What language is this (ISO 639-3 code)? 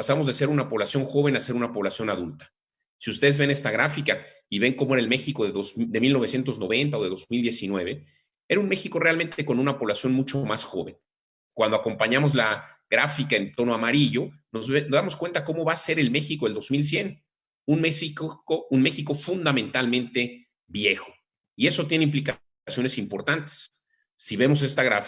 spa